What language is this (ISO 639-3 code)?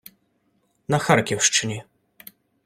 ukr